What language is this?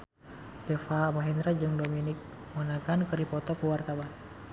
Sundanese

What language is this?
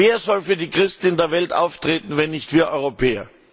German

